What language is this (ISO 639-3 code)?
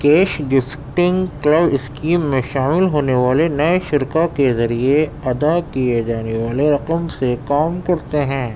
urd